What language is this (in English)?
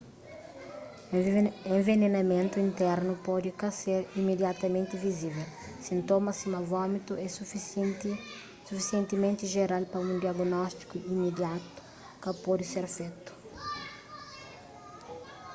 Kabuverdianu